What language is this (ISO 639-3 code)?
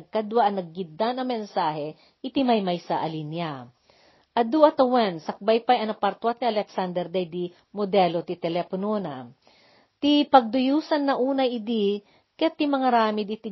fil